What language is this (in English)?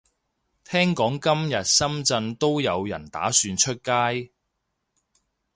Cantonese